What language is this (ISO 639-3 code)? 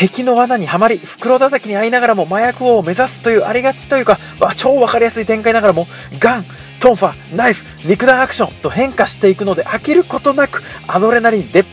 jpn